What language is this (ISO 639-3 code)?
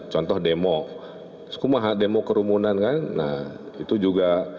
ind